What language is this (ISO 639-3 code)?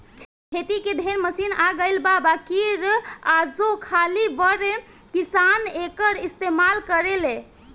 bho